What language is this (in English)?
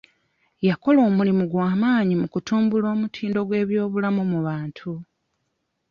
Ganda